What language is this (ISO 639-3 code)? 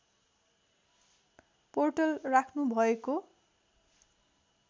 nep